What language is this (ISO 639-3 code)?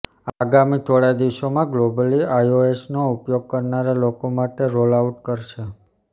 guj